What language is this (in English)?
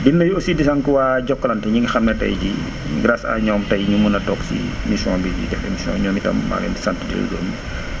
Wolof